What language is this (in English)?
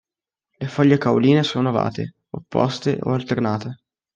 Italian